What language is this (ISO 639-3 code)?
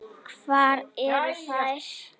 isl